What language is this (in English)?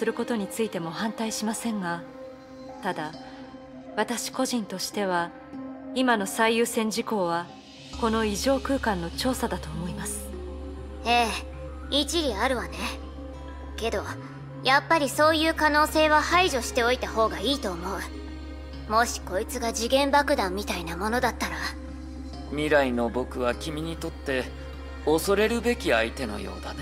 Japanese